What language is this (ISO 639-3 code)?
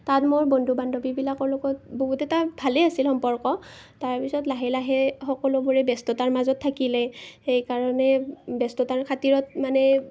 asm